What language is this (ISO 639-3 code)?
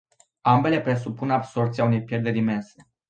ron